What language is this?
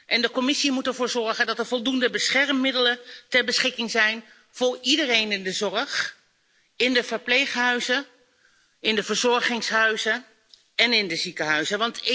Dutch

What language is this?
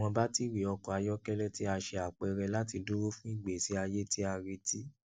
Yoruba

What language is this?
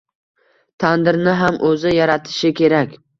Uzbek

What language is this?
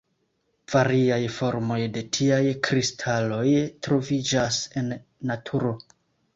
Esperanto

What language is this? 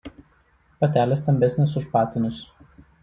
Lithuanian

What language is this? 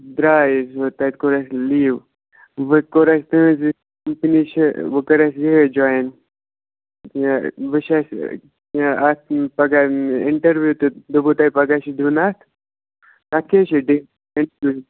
Kashmiri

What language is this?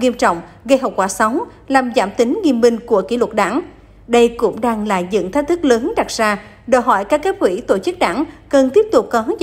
Vietnamese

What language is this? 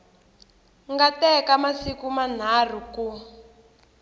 Tsonga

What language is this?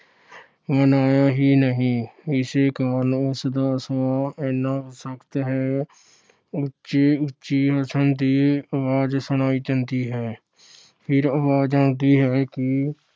Punjabi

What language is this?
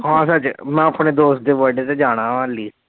Punjabi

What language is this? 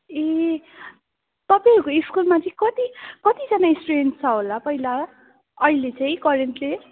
Nepali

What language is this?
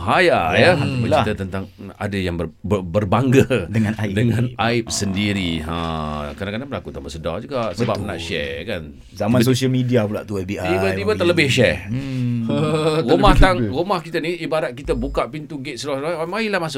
Malay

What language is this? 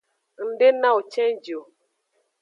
Aja (Benin)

